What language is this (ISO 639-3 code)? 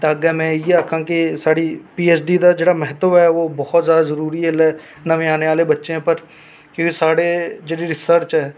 doi